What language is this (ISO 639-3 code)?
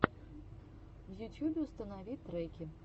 rus